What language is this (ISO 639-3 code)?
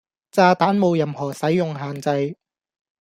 yue